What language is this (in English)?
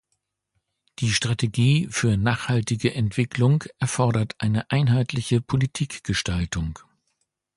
German